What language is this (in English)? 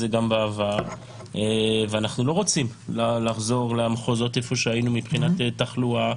Hebrew